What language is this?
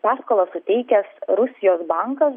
Lithuanian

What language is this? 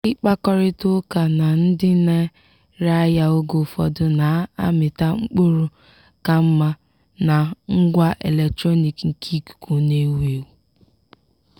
Igbo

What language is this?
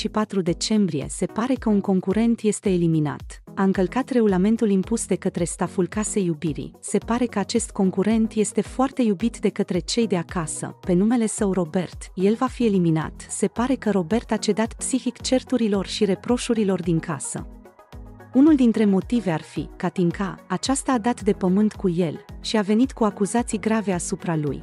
Romanian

